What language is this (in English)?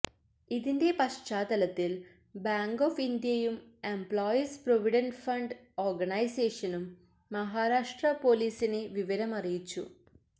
Malayalam